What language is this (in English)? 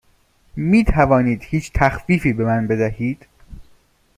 Persian